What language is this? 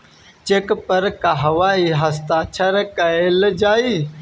Bhojpuri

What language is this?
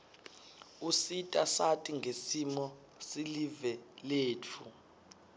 Swati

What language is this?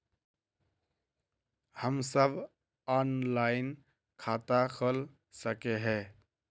Magahi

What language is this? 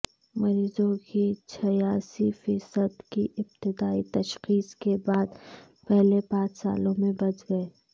Urdu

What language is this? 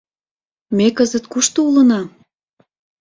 Mari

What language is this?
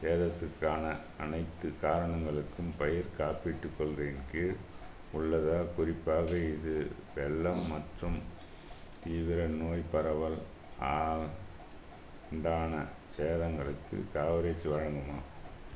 Tamil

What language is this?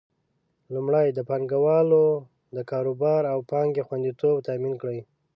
Pashto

